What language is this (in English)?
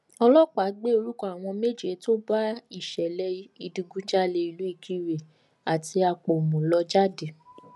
Yoruba